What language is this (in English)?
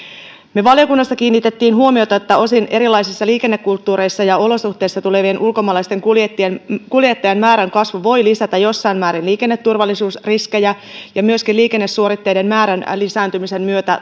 Finnish